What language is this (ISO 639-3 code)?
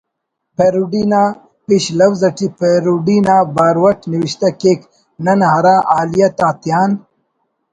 brh